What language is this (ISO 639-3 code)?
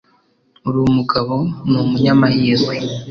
kin